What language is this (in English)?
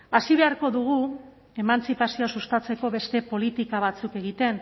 Basque